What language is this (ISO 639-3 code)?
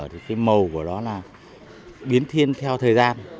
vie